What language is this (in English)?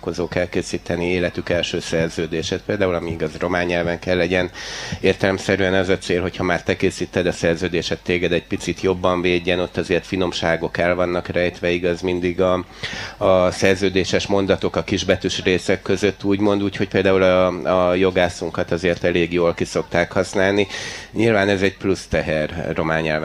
Hungarian